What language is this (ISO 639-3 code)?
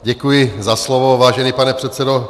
ces